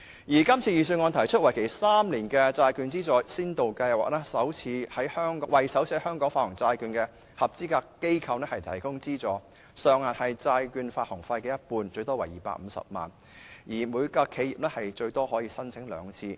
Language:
Cantonese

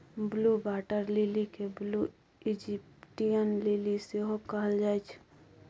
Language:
Maithili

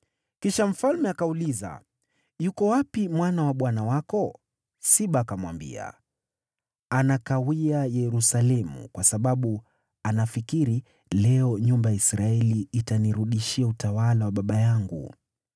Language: Swahili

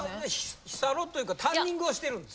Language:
Japanese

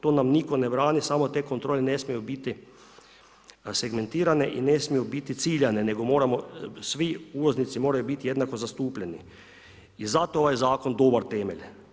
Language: Croatian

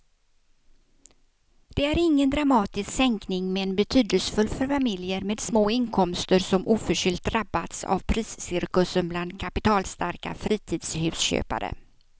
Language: Swedish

